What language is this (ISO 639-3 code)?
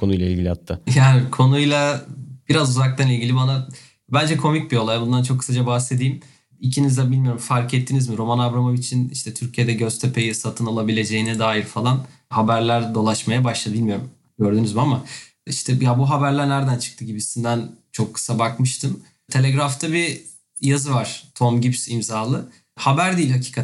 tur